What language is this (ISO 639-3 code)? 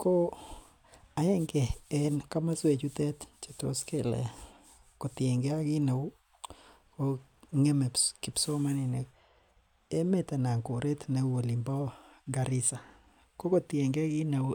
kln